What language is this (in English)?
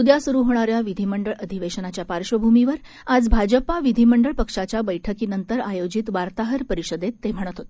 Marathi